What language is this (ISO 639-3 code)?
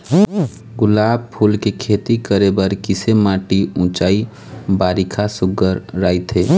hne